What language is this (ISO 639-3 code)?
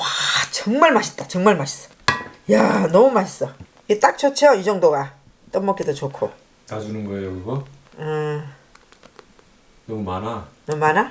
kor